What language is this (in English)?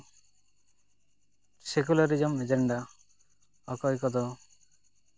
Santali